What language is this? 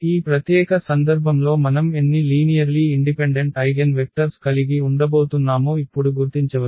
Telugu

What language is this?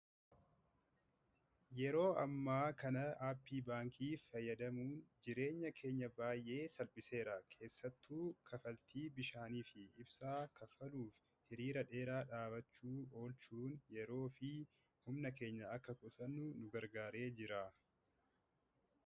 Oromo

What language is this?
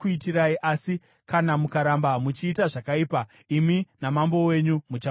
Shona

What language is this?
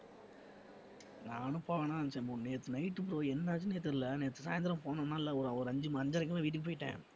Tamil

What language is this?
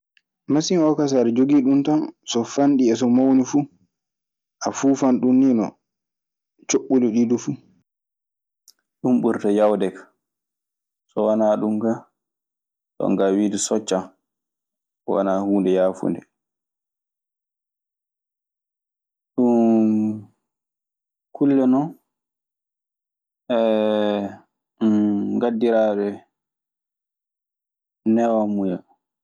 Maasina Fulfulde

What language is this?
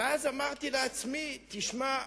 Hebrew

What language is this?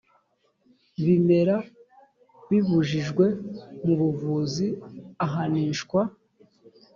Kinyarwanda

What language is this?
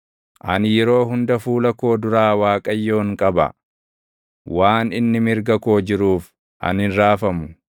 Oromo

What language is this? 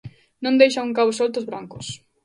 Galician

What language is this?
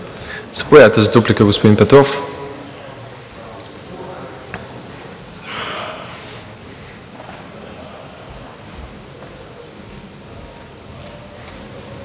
Bulgarian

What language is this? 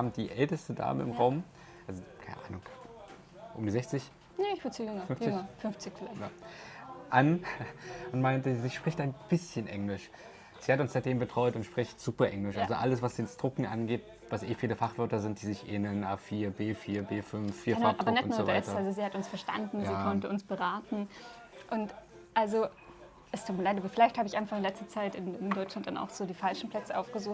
German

